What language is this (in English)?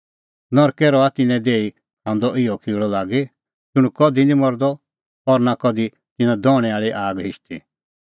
Kullu Pahari